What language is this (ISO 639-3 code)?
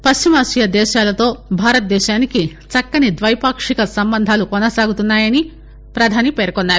tel